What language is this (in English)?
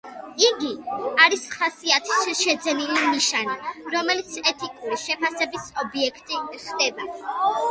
Georgian